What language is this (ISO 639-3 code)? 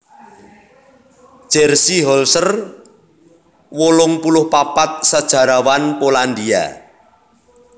jav